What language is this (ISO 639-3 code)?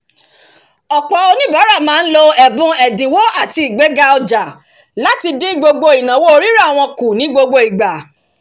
yor